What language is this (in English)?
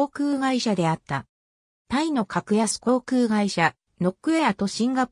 Japanese